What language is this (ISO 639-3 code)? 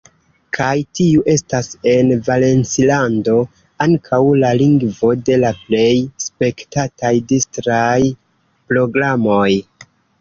epo